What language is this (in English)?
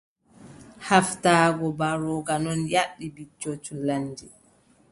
Adamawa Fulfulde